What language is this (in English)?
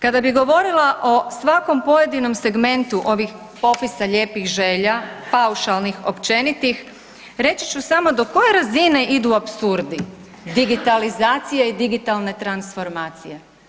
Croatian